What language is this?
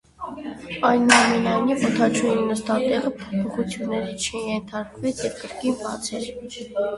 Armenian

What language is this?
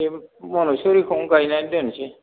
Bodo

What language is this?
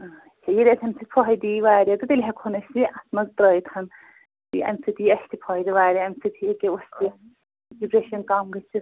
Kashmiri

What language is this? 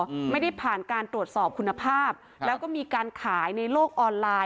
Thai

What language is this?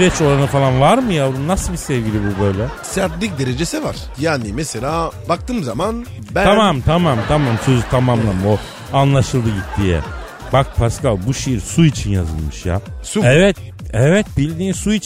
Turkish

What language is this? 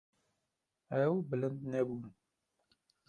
Kurdish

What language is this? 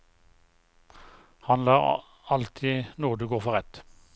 Norwegian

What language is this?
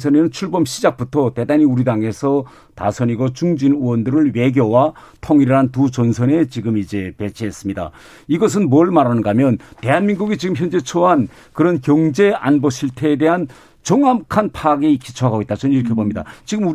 Korean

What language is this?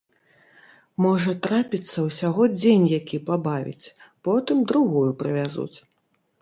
Belarusian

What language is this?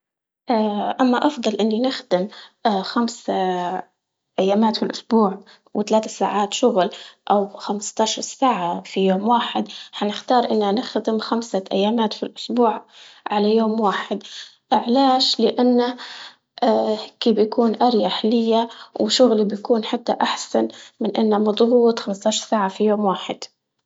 Libyan Arabic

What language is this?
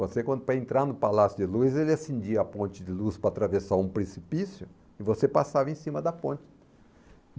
Portuguese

